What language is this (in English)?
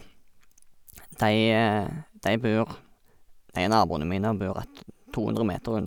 Norwegian